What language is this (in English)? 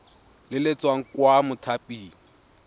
Tswana